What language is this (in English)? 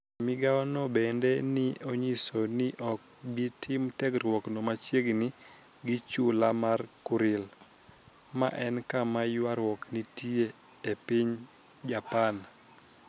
Luo (Kenya and Tanzania)